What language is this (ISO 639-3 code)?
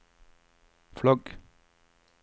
nor